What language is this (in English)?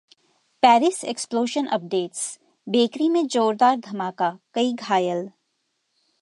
Hindi